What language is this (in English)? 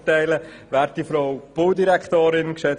Swiss German